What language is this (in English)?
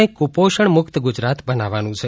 Gujarati